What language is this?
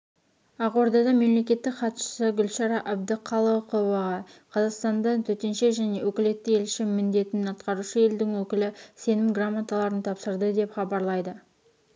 Kazakh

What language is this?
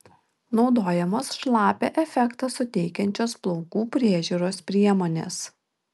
Lithuanian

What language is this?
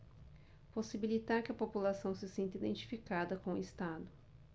Portuguese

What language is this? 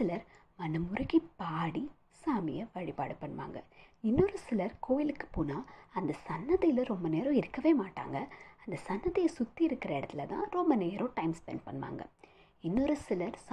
Tamil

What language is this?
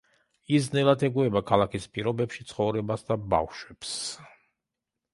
Georgian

